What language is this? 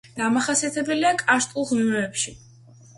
Georgian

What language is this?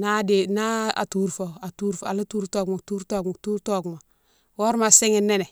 Mansoanka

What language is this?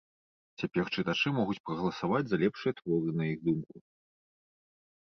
Belarusian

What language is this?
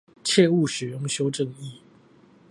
Chinese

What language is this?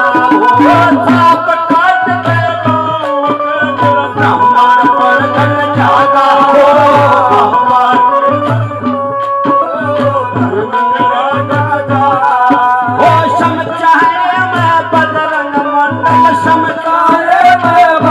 Punjabi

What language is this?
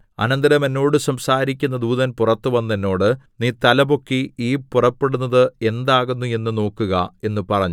Malayalam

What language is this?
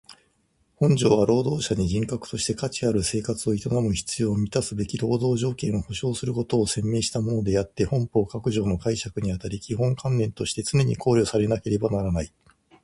Japanese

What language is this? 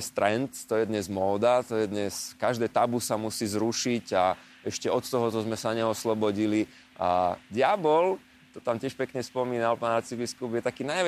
Slovak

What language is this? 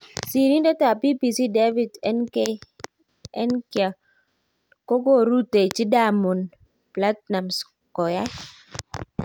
Kalenjin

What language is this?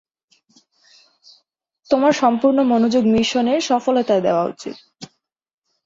Bangla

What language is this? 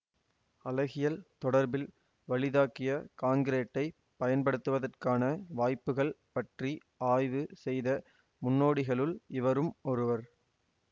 Tamil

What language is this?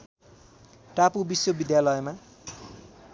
Nepali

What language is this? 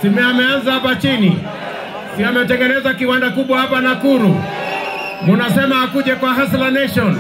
Romanian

